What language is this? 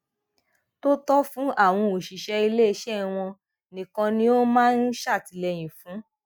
Yoruba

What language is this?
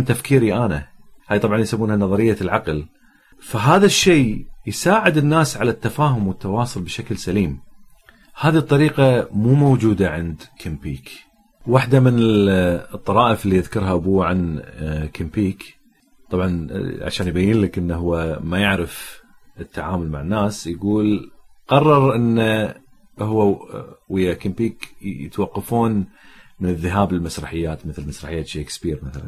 Arabic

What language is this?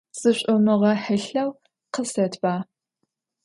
Adyghe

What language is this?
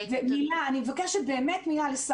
Hebrew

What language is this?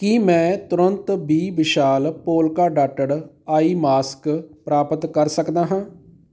Punjabi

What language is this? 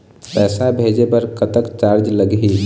Chhattisgarhi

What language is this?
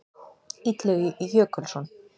Icelandic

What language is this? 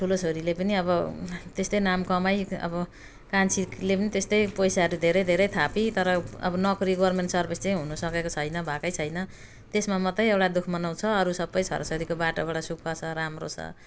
Nepali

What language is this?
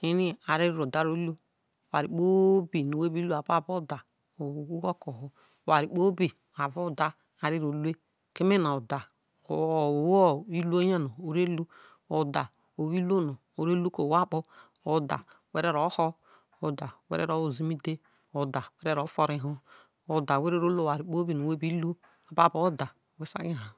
Isoko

